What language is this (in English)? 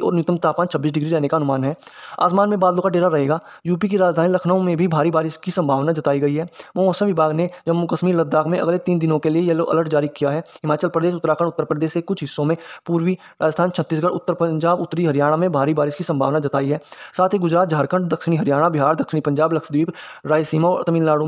Hindi